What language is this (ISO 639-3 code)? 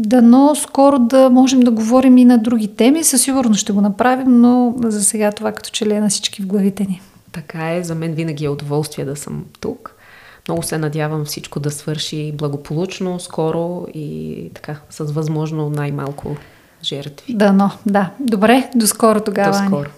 bul